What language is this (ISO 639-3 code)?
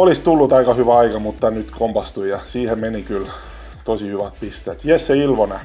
fin